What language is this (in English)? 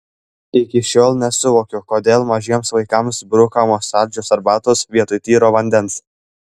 Lithuanian